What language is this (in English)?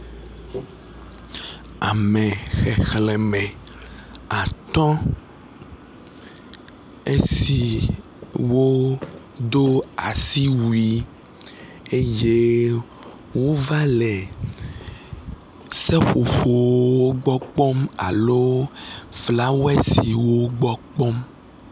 Ewe